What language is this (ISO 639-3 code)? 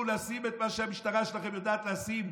heb